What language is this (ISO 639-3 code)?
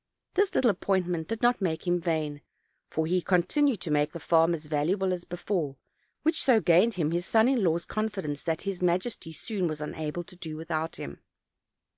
eng